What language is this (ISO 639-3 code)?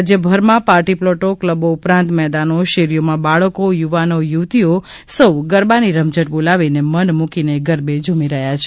guj